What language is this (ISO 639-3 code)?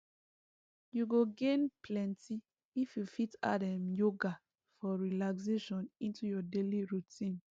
pcm